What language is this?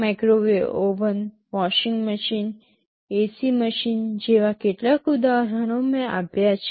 Gujarati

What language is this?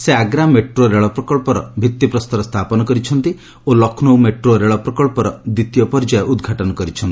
Odia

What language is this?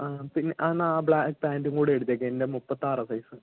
Malayalam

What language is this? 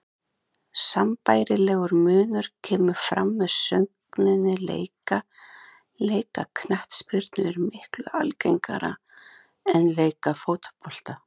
Icelandic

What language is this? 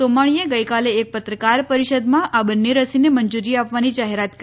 Gujarati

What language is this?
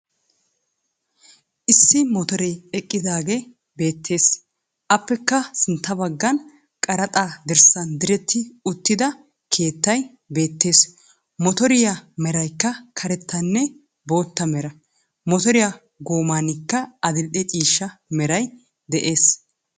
Wolaytta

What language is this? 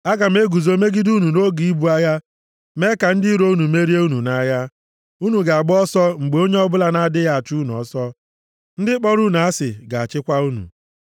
Igbo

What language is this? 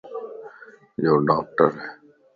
Lasi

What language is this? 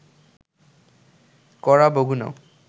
Bangla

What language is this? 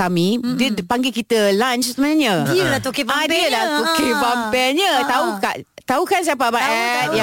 Malay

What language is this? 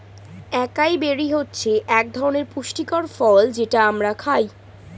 Bangla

